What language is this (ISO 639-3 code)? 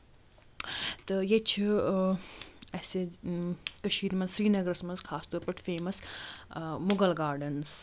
kas